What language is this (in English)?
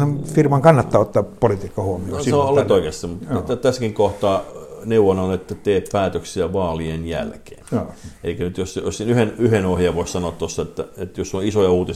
Finnish